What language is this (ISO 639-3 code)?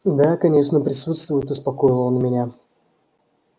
rus